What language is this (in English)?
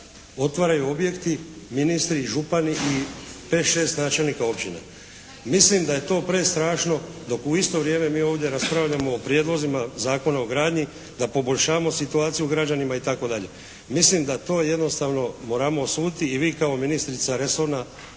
Croatian